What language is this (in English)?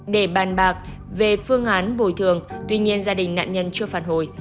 Vietnamese